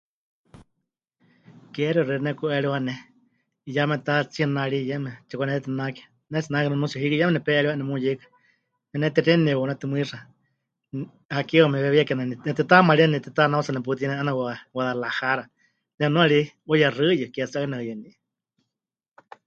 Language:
Huichol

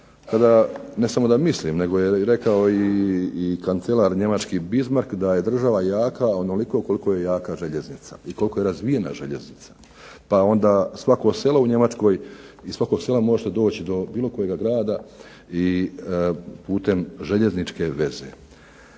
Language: Croatian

